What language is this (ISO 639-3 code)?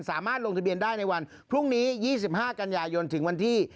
tha